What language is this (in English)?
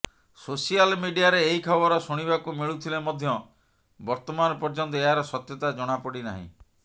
Odia